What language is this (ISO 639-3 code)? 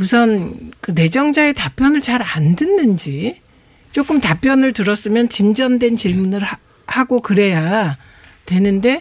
kor